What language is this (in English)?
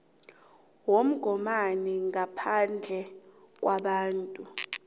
South Ndebele